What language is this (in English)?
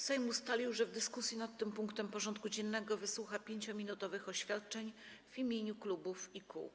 Polish